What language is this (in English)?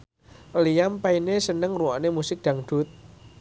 Javanese